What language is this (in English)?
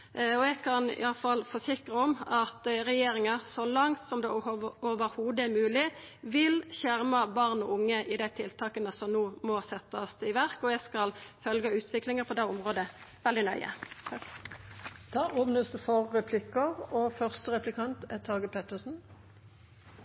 Norwegian